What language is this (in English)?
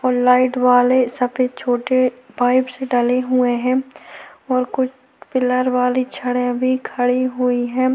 Hindi